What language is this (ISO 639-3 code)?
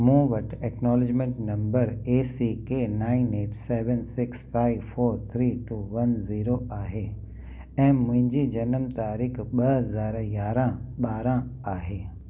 snd